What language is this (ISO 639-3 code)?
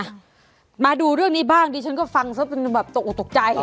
tha